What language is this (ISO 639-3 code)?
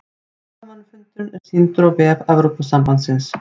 isl